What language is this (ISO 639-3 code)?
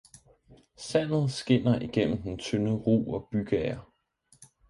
dan